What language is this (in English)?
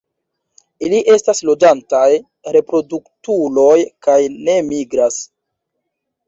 Esperanto